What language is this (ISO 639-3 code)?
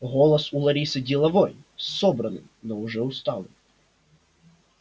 rus